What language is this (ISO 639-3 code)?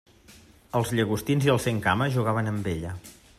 cat